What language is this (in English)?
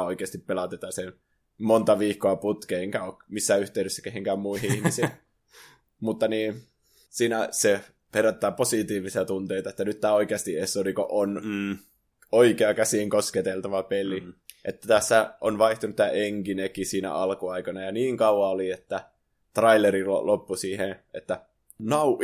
Finnish